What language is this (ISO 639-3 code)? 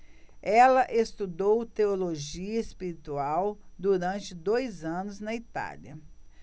por